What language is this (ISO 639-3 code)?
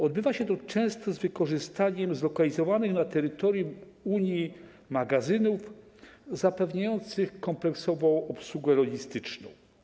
pol